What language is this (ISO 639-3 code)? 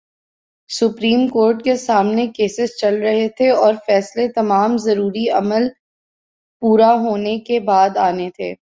urd